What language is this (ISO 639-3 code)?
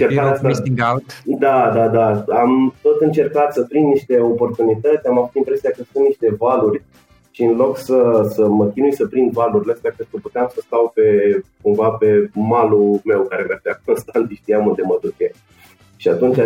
ron